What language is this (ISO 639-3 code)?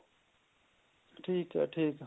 pan